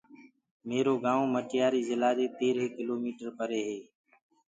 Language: Gurgula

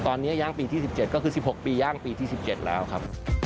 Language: Thai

